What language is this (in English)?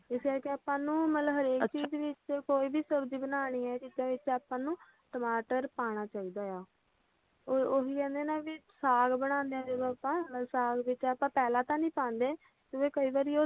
Punjabi